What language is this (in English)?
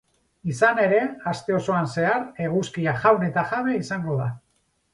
Basque